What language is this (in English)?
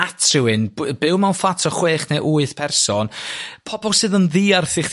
Welsh